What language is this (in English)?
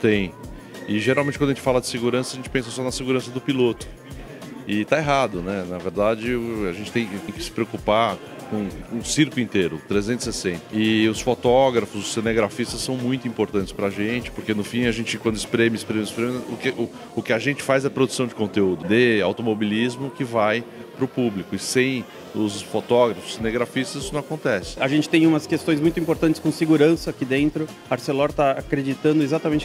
Portuguese